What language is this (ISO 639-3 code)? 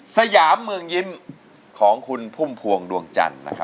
tha